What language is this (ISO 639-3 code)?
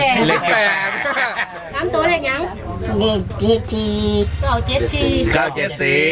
tha